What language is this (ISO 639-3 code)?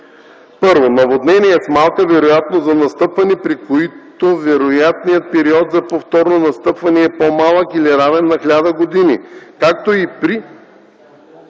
bul